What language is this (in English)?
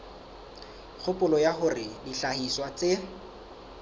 Southern Sotho